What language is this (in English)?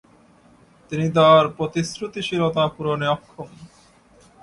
Bangla